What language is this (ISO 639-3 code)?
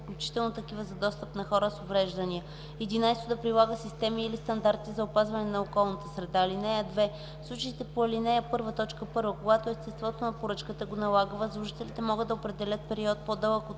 bul